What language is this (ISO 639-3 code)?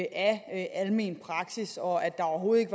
dan